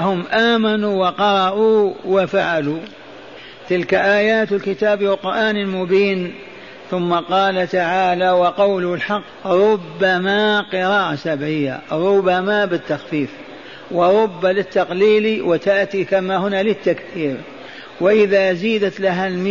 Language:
Arabic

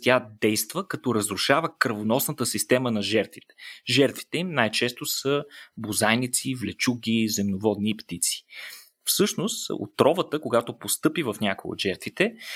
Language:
Bulgarian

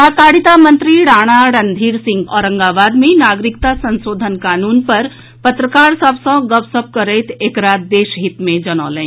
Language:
Maithili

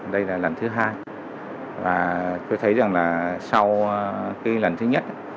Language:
Vietnamese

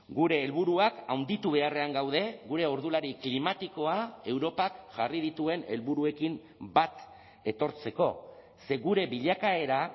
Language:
Basque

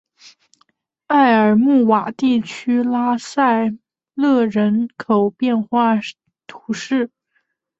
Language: Chinese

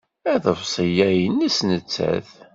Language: Kabyle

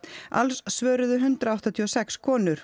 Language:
Icelandic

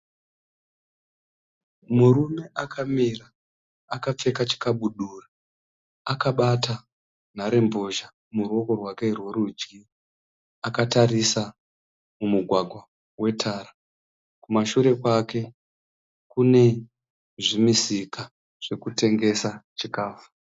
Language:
Shona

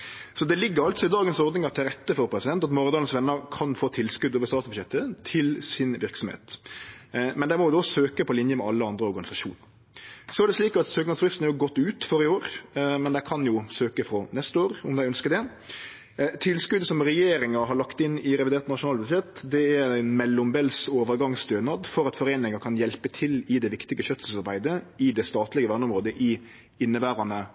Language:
Norwegian Nynorsk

